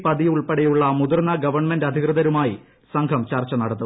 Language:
Malayalam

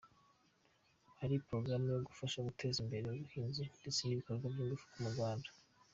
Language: Kinyarwanda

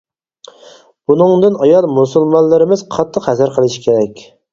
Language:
Uyghur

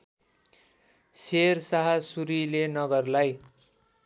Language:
Nepali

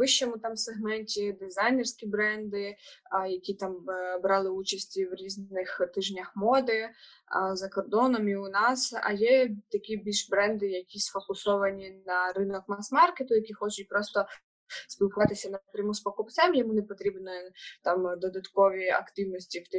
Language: Ukrainian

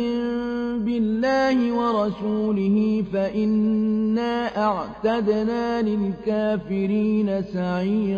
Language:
Arabic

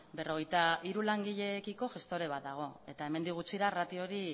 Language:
Basque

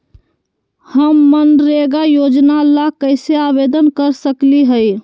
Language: Magahi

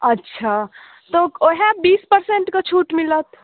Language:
Maithili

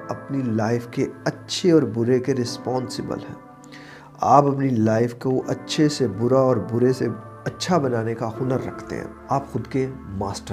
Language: Urdu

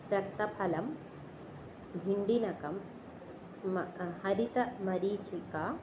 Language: Sanskrit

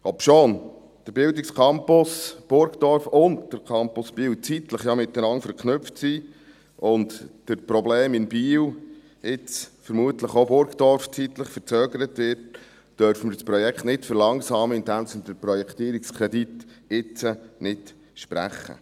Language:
Swiss German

